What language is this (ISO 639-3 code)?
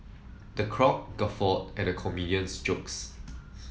eng